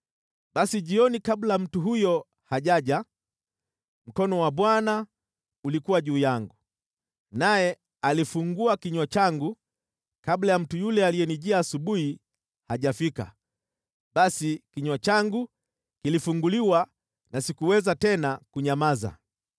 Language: Swahili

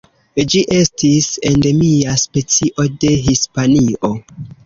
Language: Esperanto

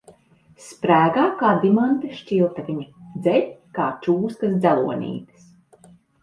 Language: Latvian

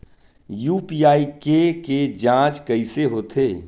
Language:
Chhattisgarhi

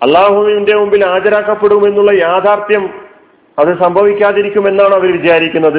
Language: Malayalam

